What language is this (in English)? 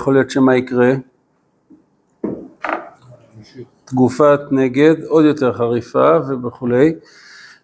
Hebrew